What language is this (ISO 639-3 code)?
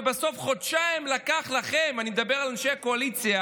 heb